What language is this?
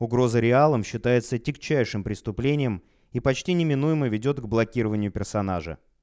Russian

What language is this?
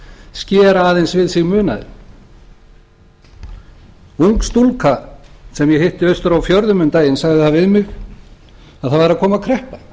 Icelandic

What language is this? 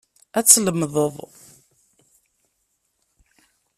Kabyle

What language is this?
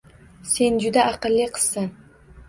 Uzbek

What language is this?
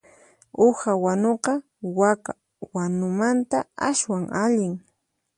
Puno Quechua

